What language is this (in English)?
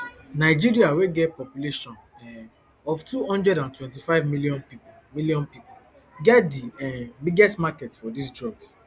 Nigerian Pidgin